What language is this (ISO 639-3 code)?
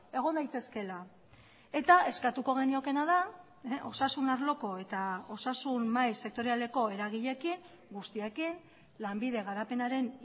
eus